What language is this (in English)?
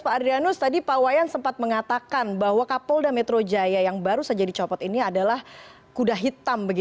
Indonesian